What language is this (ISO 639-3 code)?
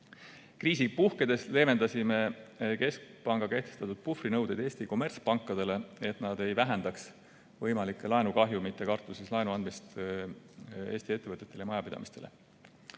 est